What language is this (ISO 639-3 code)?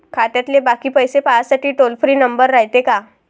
mar